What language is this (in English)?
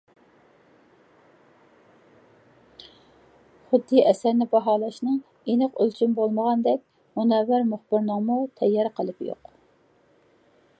Uyghur